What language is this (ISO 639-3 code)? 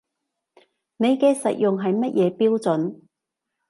yue